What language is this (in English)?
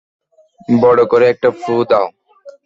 Bangla